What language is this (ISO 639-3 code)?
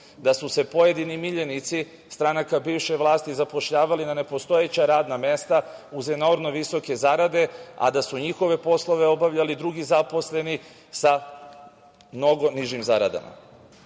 srp